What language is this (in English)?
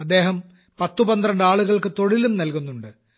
Malayalam